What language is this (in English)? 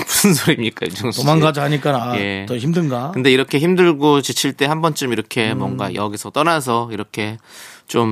Korean